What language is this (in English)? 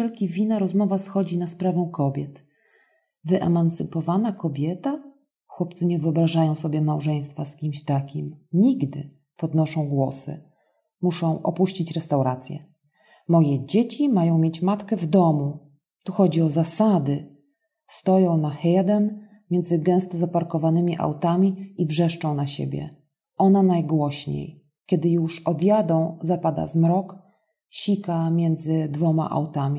Polish